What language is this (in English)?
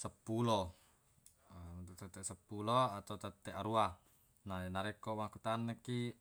Buginese